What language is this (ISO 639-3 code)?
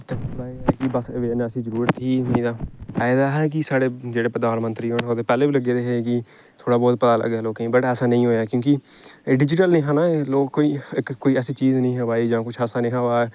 doi